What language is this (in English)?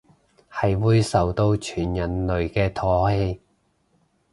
Cantonese